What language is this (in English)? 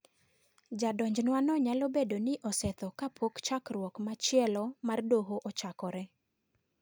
Luo (Kenya and Tanzania)